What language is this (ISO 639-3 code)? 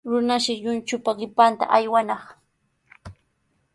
qws